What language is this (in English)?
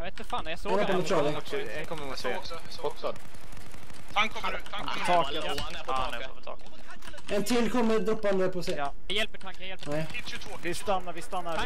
Swedish